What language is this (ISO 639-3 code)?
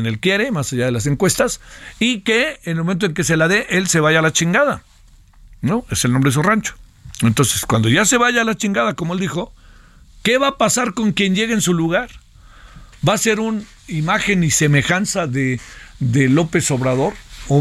spa